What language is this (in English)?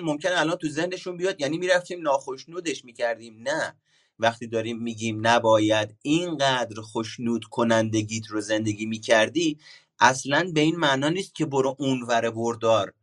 Persian